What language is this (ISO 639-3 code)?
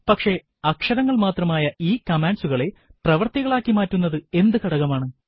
mal